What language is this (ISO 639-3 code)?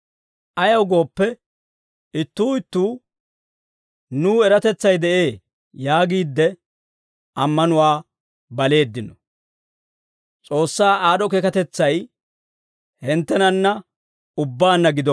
dwr